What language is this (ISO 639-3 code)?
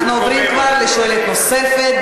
heb